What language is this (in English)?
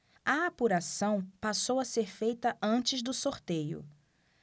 Portuguese